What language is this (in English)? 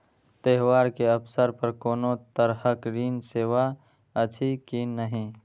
Maithili